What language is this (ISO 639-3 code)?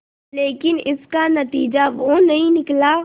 hin